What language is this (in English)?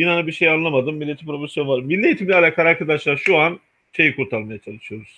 Turkish